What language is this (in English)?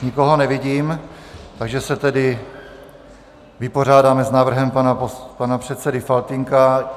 Czech